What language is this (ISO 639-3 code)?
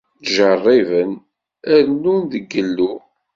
kab